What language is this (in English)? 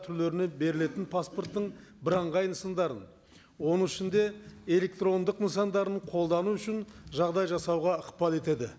Kazakh